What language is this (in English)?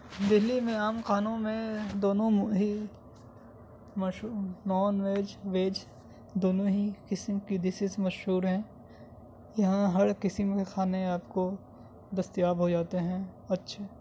Urdu